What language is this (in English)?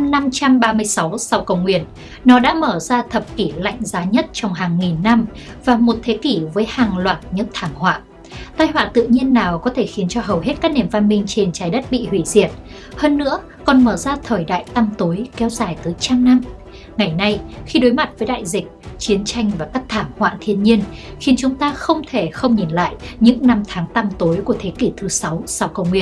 Vietnamese